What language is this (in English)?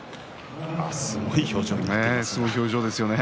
Japanese